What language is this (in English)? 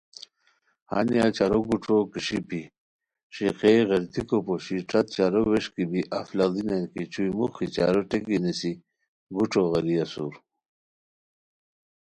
Khowar